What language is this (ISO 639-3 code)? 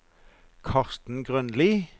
nor